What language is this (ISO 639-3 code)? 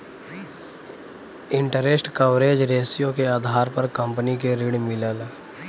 bho